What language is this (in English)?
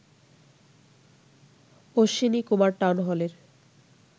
Bangla